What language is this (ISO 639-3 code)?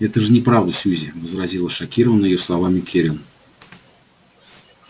rus